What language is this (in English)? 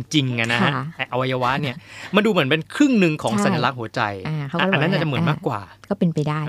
Thai